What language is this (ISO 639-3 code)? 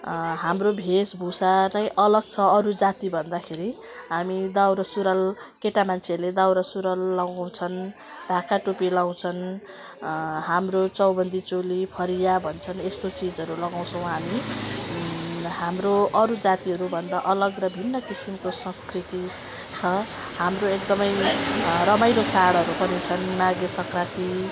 nep